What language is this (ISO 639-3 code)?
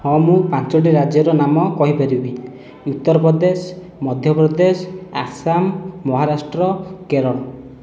ori